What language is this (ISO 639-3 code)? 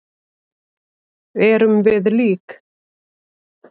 isl